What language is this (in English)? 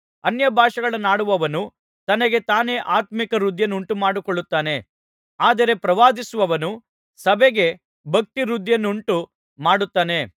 Kannada